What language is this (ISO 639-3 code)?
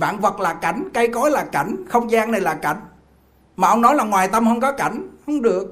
vie